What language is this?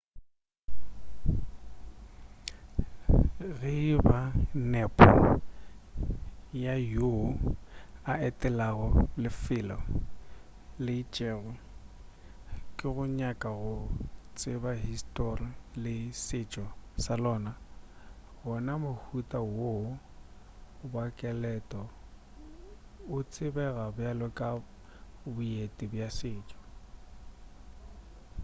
Northern Sotho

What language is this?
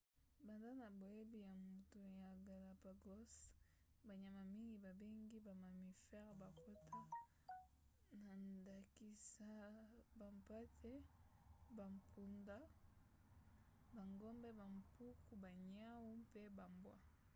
Lingala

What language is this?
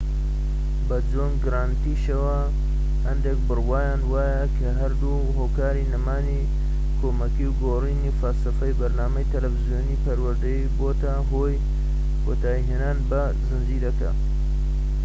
Central Kurdish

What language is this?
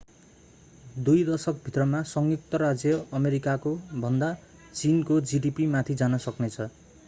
Nepali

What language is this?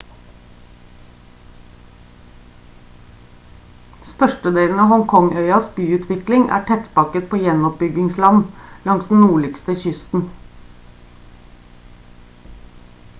Norwegian Bokmål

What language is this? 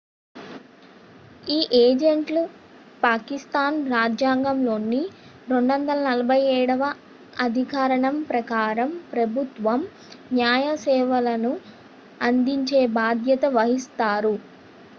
Telugu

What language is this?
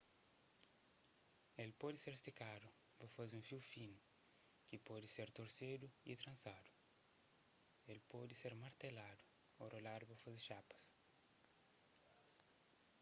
Kabuverdianu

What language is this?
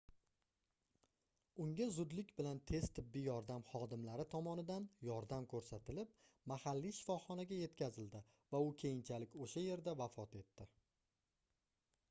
Uzbek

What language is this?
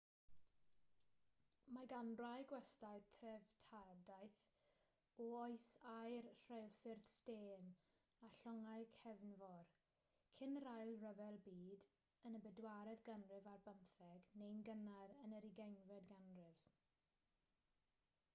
Welsh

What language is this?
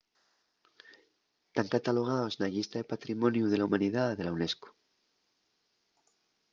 Asturian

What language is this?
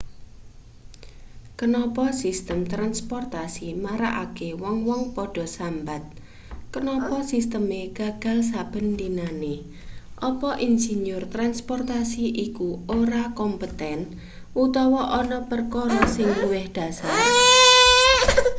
Javanese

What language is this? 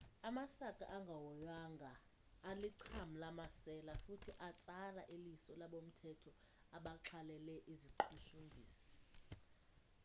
Xhosa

